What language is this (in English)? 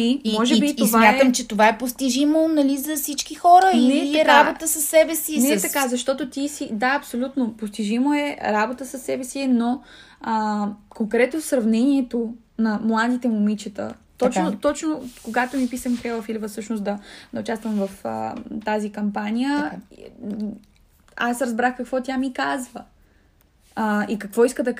Bulgarian